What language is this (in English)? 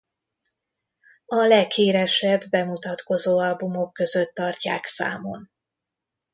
Hungarian